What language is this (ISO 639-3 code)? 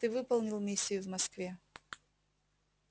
rus